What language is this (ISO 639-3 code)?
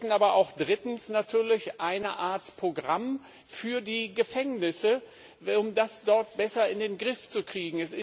deu